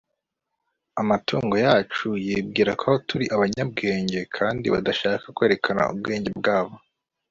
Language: Kinyarwanda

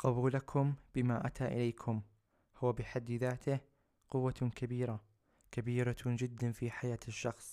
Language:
Arabic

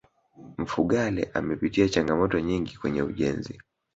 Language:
Swahili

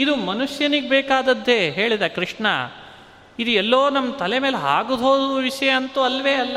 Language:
Kannada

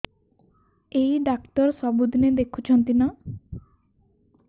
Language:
Odia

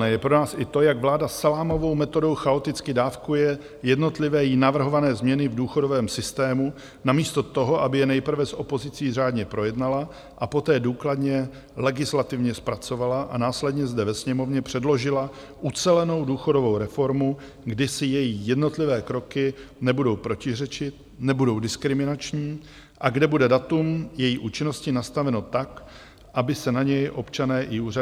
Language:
Czech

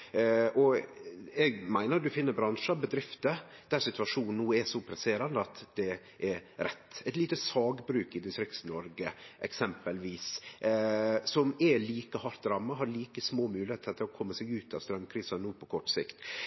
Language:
Norwegian Nynorsk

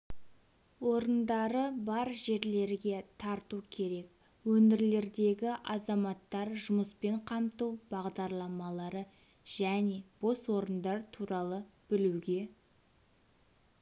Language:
Kazakh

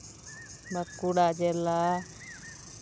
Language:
Santali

